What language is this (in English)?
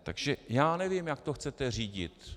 Czech